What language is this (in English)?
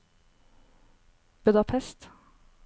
Norwegian